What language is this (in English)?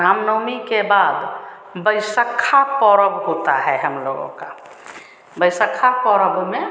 Hindi